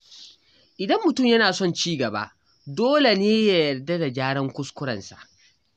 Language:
Hausa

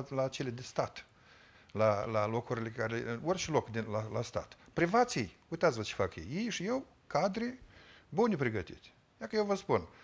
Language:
Romanian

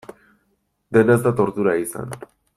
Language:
Basque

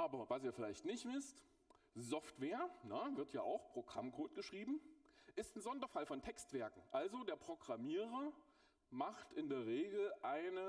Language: German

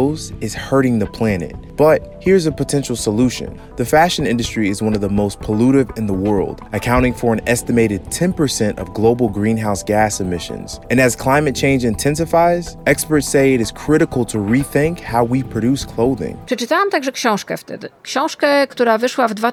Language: Polish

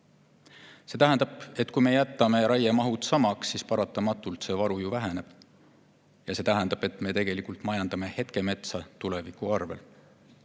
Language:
Estonian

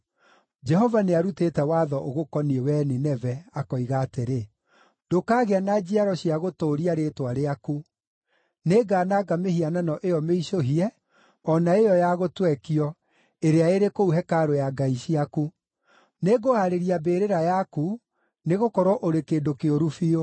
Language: Kikuyu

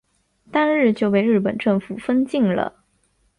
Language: Chinese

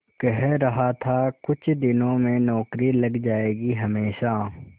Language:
Hindi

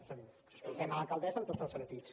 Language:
Catalan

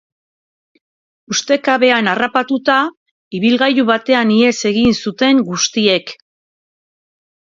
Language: Basque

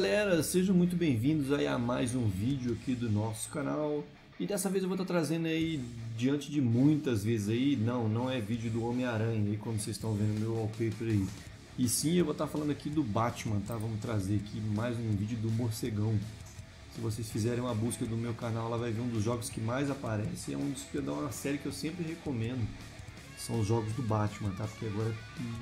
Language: Portuguese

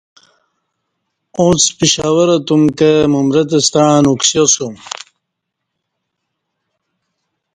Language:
Kati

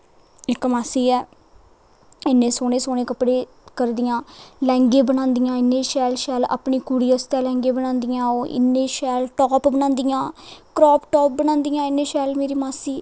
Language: Dogri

